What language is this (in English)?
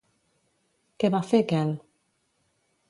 Catalan